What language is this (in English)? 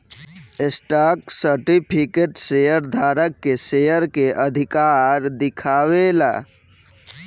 Bhojpuri